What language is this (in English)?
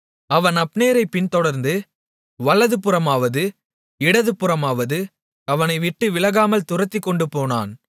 Tamil